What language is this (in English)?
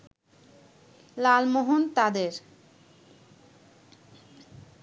Bangla